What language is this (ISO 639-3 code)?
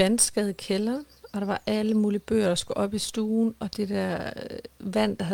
dan